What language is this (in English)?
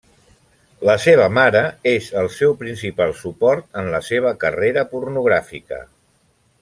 Catalan